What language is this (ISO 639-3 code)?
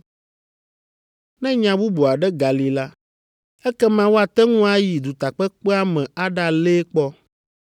ewe